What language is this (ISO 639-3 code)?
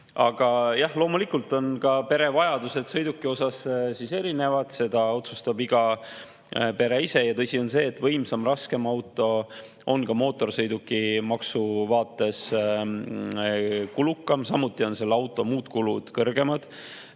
est